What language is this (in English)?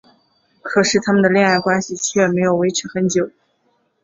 Chinese